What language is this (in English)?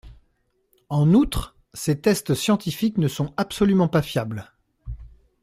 French